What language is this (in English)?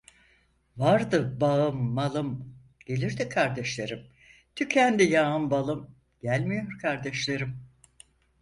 Turkish